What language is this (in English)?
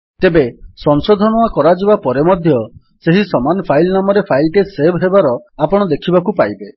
Odia